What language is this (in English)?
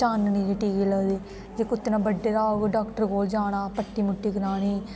Dogri